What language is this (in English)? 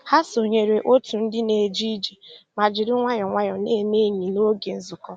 Igbo